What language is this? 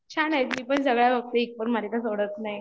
Marathi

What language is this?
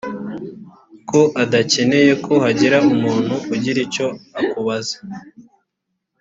Kinyarwanda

